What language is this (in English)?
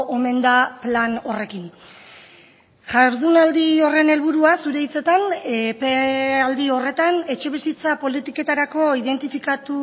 Basque